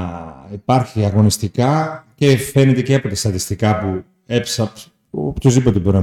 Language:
Greek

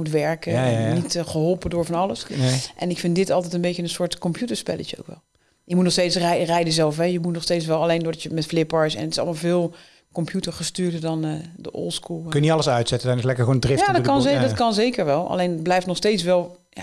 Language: Dutch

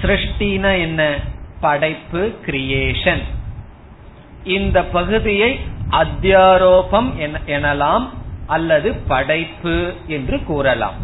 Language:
Tamil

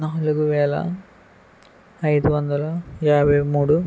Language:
Telugu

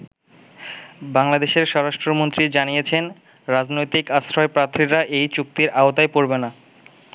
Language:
Bangla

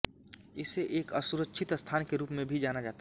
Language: Hindi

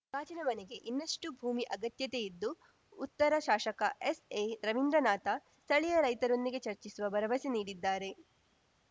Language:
Kannada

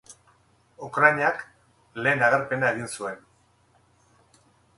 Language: Basque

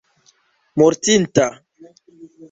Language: Esperanto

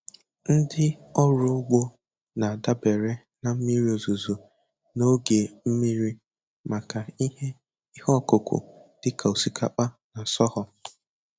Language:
Igbo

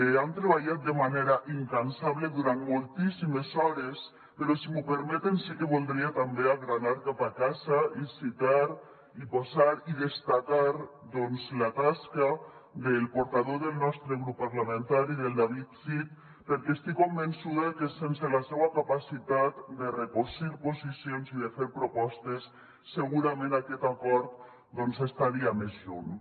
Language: Catalan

